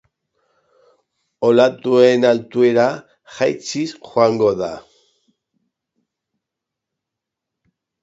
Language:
Basque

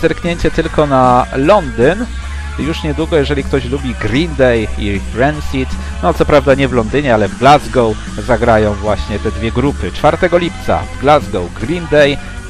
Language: Polish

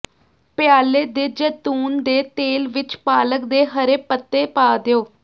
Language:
Punjabi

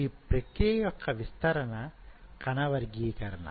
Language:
Telugu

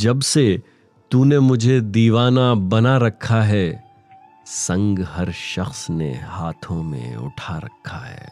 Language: Hindi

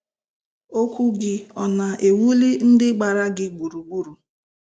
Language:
Igbo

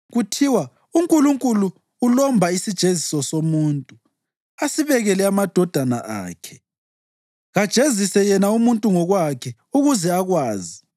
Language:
North Ndebele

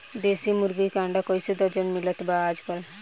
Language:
Bhojpuri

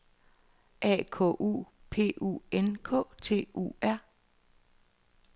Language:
Danish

